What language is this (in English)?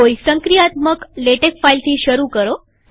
Gujarati